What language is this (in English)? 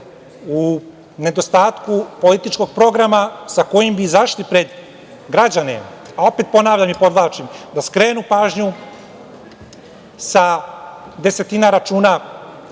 Serbian